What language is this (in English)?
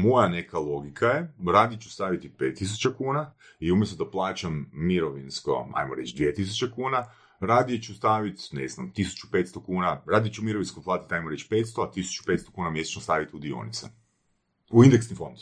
Croatian